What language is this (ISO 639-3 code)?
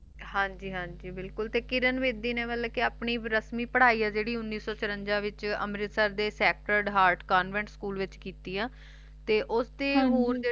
pan